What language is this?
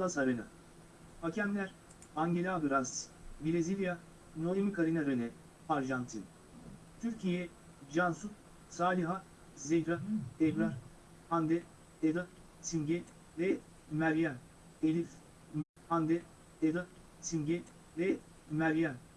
Turkish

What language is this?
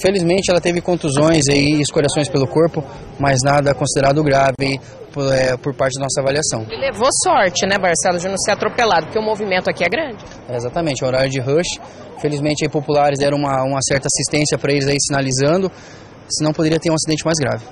Portuguese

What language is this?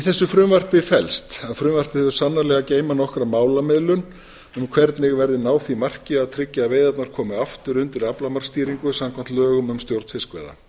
Icelandic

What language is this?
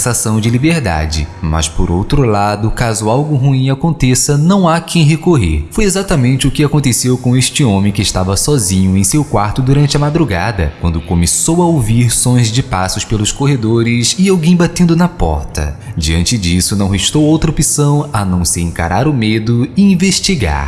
Portuguese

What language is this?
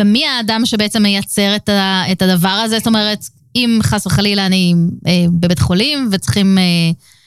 Hebrew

